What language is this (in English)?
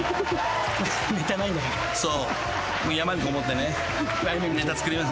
Japanese